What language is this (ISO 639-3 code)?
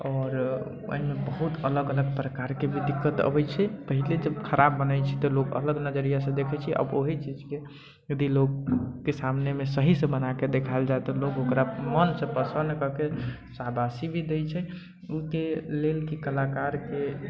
mai